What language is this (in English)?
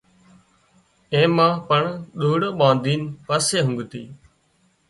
Wadiyara Koli